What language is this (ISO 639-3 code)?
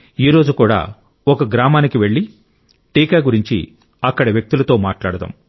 tel